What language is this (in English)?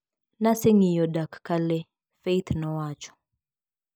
Luo (Kenya and Tanzania)